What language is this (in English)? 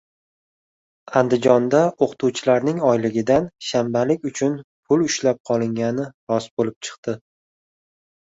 Uzbek